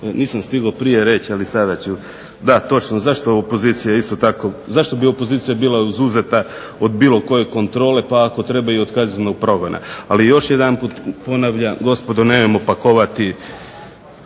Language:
Croatian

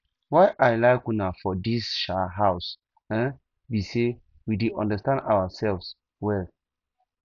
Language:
Nigerian Pidgin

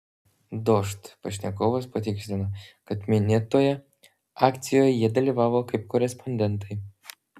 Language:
Lithuanian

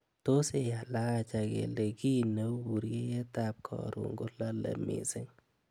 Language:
Kalenjin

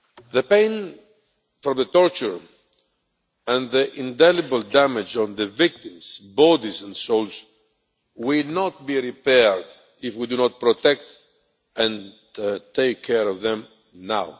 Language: English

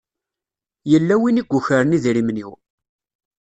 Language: Kabyle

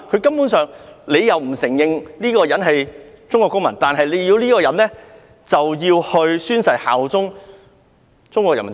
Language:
Cantonese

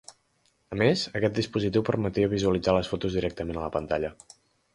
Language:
Catalan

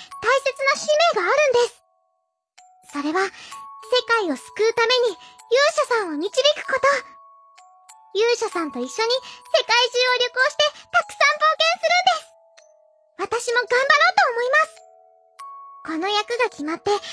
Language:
Japanese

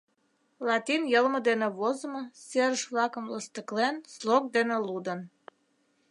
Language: Mari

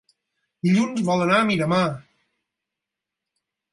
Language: Catalan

